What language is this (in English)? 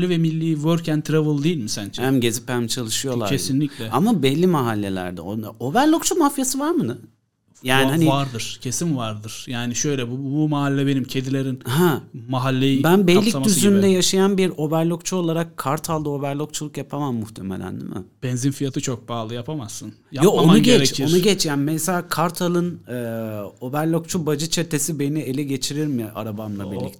Turkish